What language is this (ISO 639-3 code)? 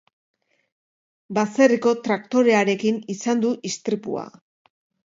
eus